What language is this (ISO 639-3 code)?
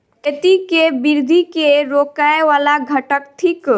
mai